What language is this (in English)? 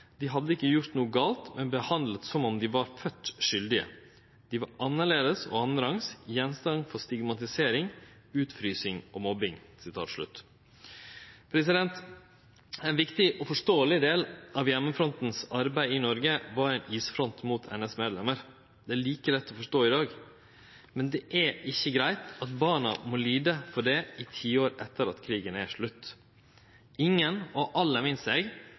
Norwegian Nynorsk